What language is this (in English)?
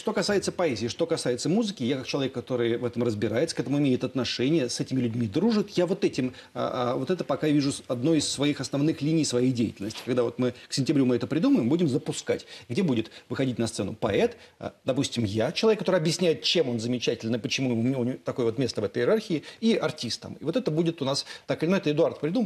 Russian